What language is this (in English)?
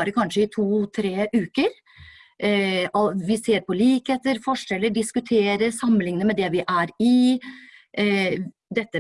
Norwegian